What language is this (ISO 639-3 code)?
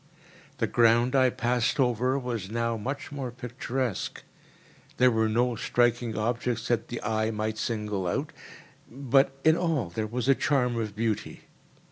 eng